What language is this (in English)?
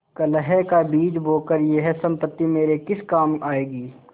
Hindi